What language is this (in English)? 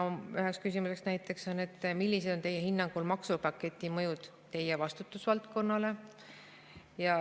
Estonian